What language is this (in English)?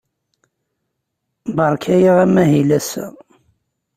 Kabyle